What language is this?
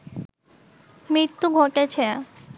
Bangla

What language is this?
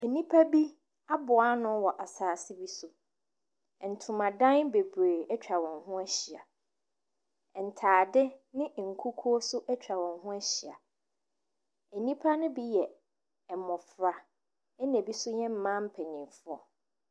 Akan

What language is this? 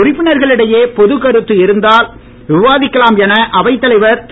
Tamil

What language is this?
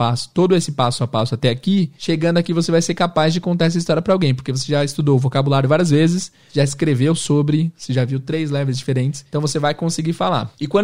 Portuguese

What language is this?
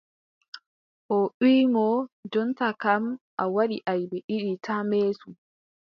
Adamawa Fulfulde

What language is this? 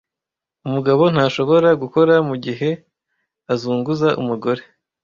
Kinyarwanda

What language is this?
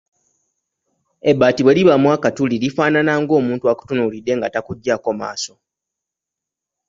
Ganda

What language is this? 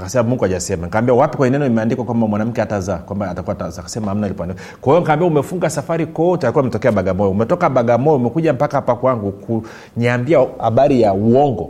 Swahili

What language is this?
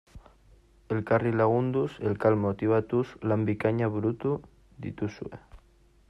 Basque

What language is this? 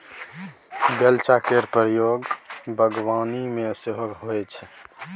Maithili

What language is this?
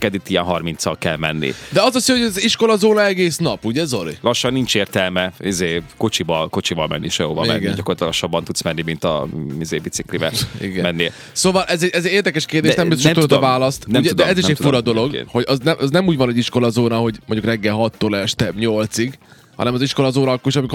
Hungarian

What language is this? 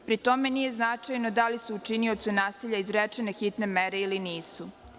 Serbian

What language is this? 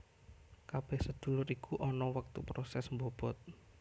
Javanese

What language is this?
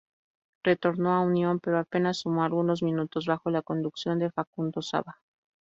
Spanish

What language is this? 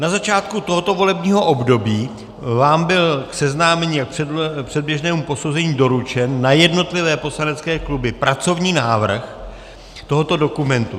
Czech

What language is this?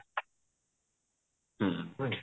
Odia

